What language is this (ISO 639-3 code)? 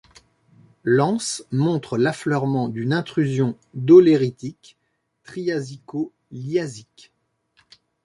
fra